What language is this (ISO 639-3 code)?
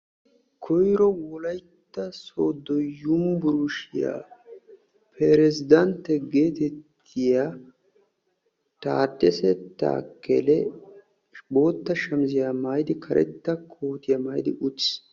wal